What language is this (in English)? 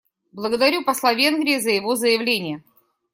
Russian